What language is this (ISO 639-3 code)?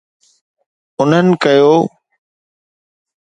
snd